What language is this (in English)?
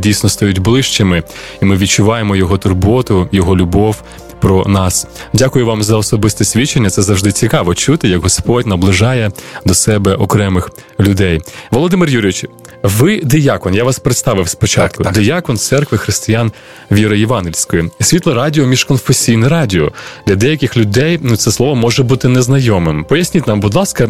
Ukrainian